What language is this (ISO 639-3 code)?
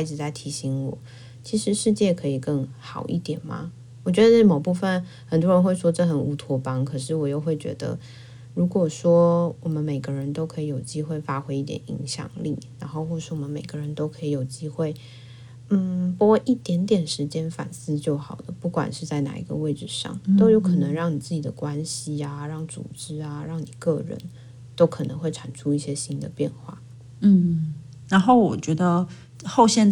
zho